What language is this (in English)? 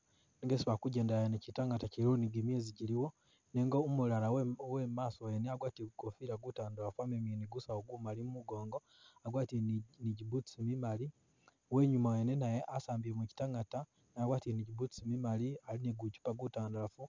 Masaaba